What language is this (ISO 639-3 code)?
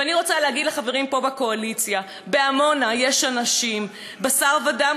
heb